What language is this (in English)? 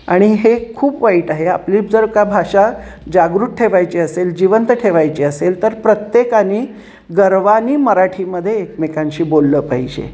Marathi